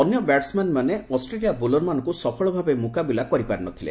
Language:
Odia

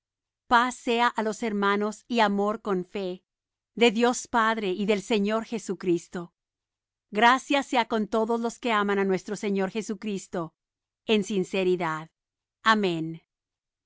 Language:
Spanish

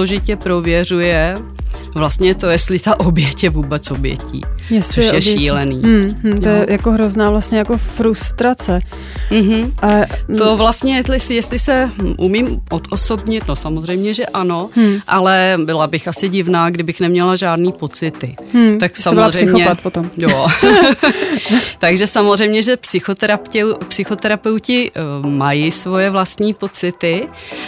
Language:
Czech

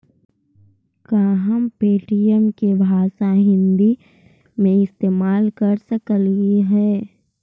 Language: Magahi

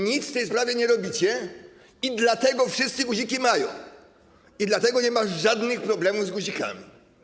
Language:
Polish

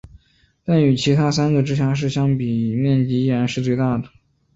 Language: Chinese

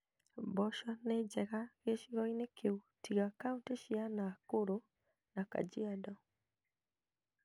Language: Kikuyu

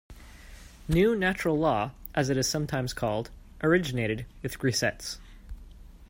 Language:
English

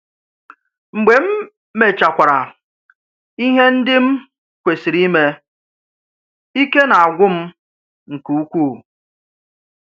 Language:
Igbo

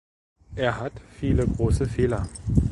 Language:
German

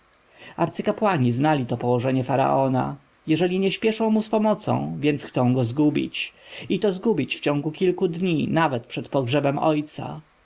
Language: Polish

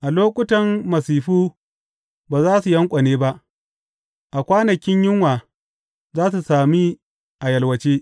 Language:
Hausa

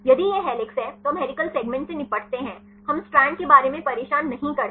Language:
Hindi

